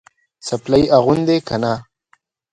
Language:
Pashto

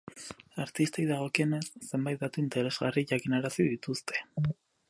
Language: Basque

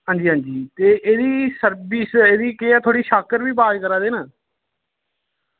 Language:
Dogri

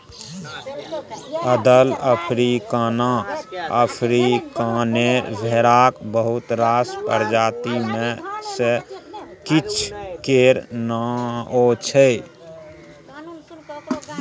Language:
Maithili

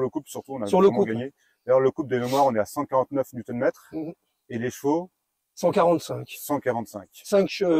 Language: French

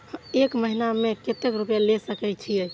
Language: Maithili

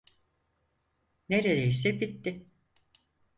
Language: Turkish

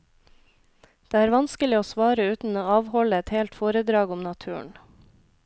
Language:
Norwegian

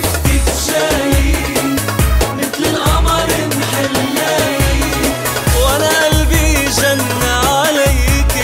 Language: Arabic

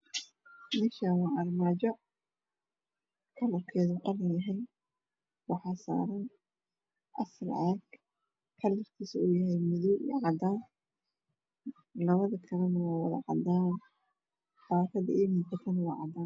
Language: Somali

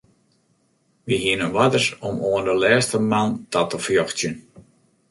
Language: Western Frisian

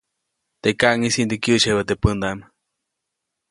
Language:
Copainalá Zoque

